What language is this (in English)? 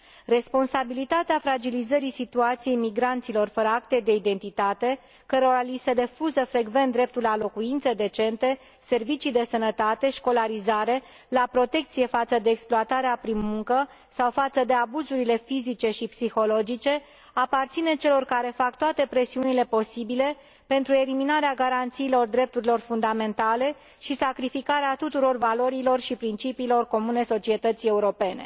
Romanian